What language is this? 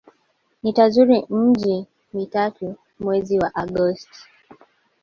Swahili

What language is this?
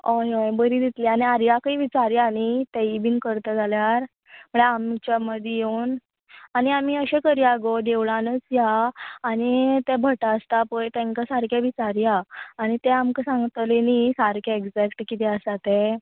Konkani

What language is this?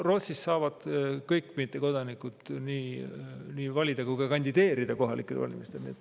Estonian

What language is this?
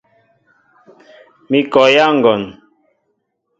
Mbo (Cameroon)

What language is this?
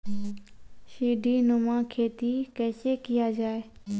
Maithili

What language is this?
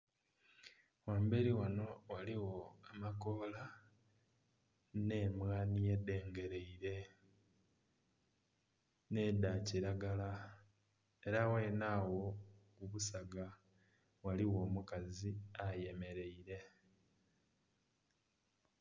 Soga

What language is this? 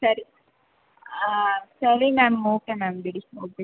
Kannada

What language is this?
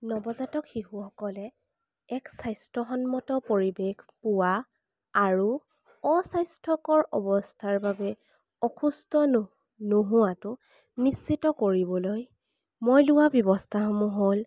Assamese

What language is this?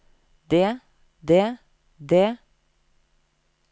Norwegian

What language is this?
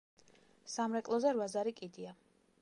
Georgian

